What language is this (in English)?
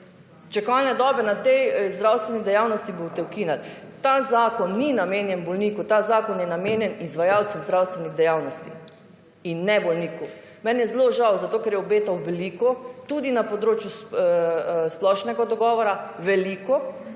Slovenian